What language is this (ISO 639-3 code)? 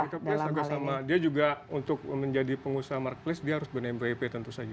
ind